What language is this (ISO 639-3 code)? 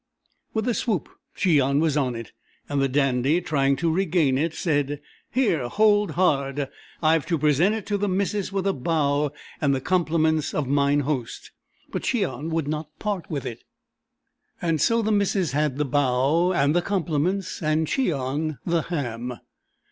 eng